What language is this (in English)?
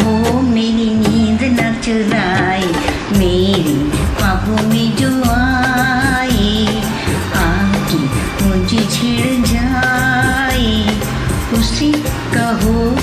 Hindi